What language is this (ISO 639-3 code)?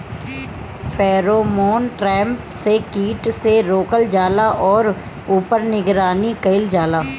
bho